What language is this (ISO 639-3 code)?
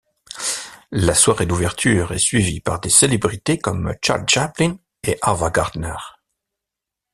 fra